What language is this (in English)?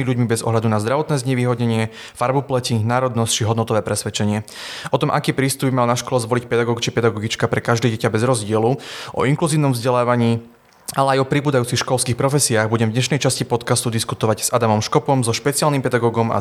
Slovak